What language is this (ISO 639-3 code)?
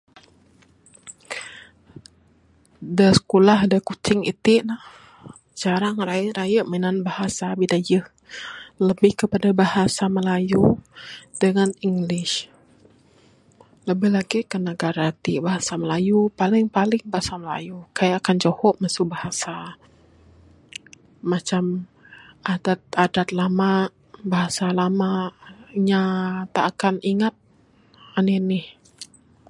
sdo